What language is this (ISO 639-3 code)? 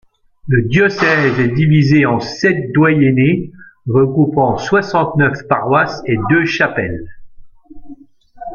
fra